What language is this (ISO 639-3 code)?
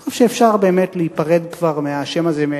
heb